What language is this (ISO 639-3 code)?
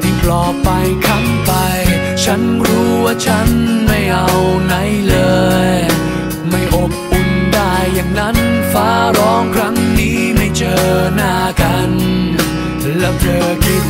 tha